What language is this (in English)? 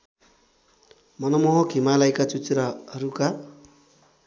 Nepali